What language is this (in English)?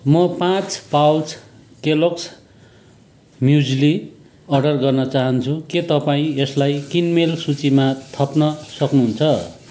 Nepali